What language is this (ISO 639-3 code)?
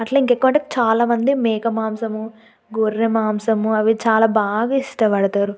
tel